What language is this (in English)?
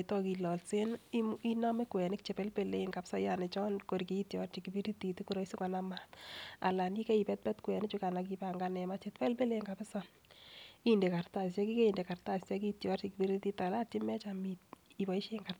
Kalenjin